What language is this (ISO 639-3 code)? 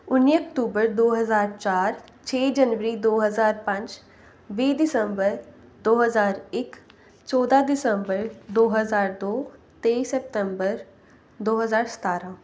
pan